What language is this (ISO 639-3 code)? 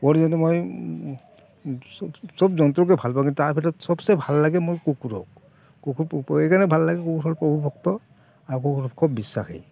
asm